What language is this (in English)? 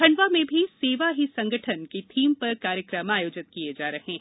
Hindi